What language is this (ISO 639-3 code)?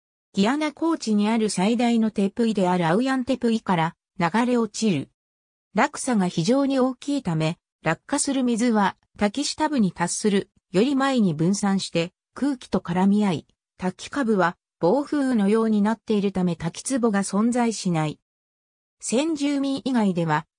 jpn